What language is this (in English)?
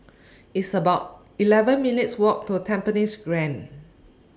English